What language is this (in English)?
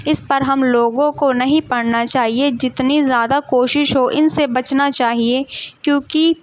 Urdu